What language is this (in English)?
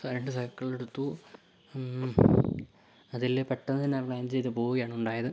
Malayalam